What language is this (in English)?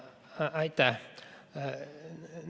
Estonian